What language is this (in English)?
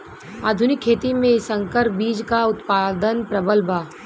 Bhojpuri